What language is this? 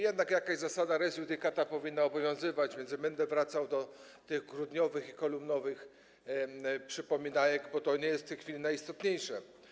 Polish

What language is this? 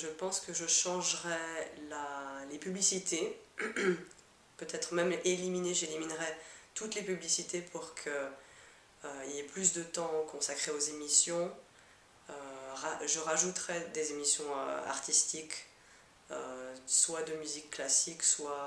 French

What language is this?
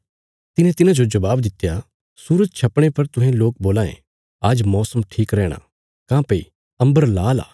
Bilaspuri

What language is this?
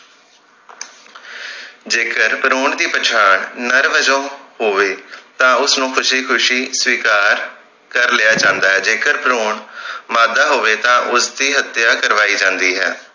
Punjabi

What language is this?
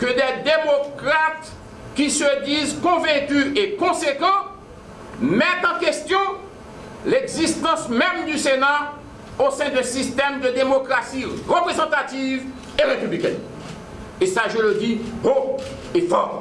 French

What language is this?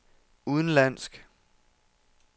Danish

